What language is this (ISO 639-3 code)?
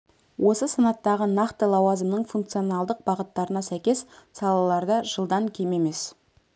kaz